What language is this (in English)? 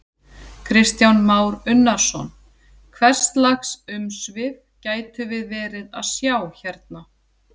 Icelandic